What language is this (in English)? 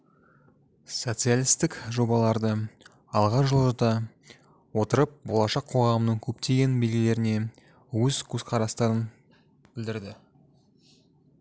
Kazakh